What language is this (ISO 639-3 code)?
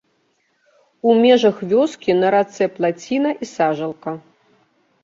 bel